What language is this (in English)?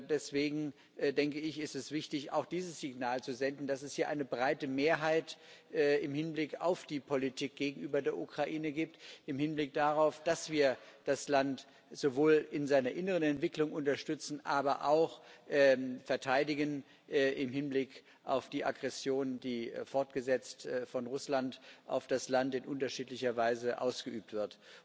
German